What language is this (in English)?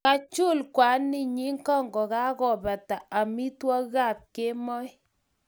Kalenjin